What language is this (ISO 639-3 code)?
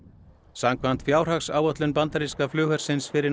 isl